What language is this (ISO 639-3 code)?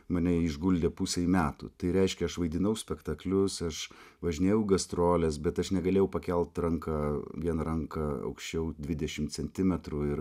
lit